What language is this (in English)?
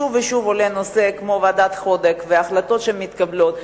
Hebrew